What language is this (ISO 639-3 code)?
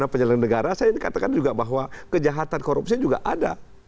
ind